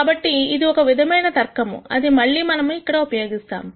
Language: Telugu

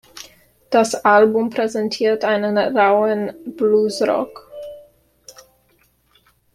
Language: German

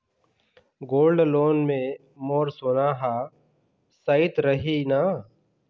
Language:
Chhattisgarhi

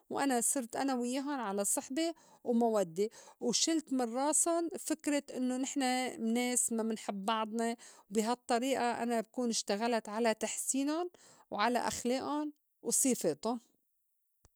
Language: North Levantine Arabic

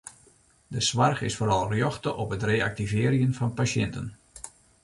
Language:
Western Frisian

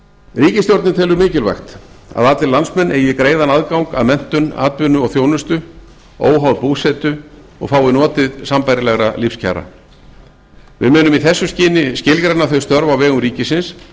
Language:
Icelandic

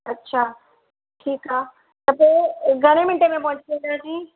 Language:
Sindhi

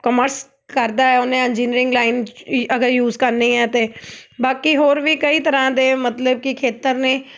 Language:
Punjabi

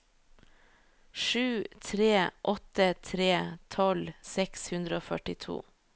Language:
Norwegian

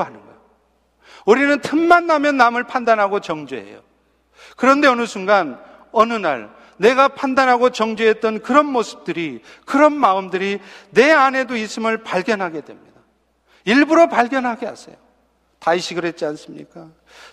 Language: Korean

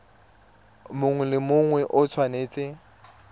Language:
Tswana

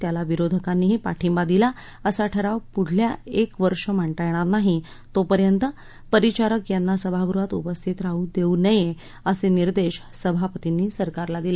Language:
Marathi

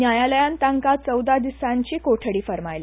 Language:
Konkani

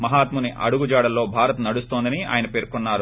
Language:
Telugu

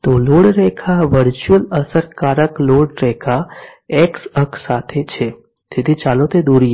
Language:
Gujarati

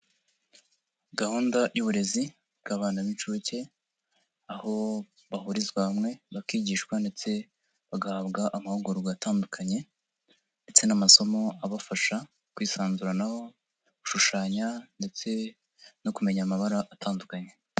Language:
Kinyarwanda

